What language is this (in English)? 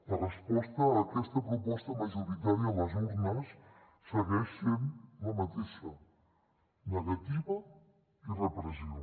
Catalan